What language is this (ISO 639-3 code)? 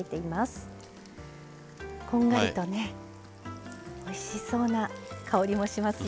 jpn